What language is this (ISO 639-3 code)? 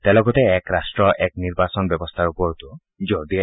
asm